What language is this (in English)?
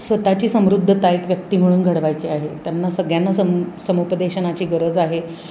Marathi